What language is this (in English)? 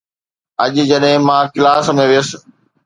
Sindhi